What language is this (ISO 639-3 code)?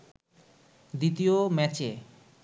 ben